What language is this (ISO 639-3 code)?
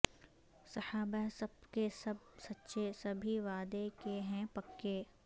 urd